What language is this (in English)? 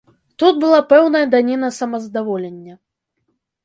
Belarusian